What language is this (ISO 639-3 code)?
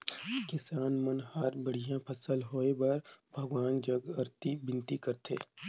hne